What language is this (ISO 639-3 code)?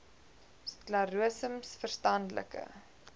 afr